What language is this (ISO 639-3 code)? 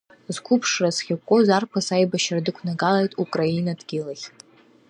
abk